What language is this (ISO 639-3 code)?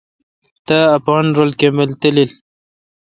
xka